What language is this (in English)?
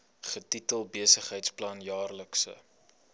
Afrikaans